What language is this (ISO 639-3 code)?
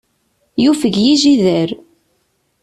kab